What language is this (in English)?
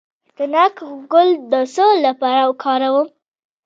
Pashto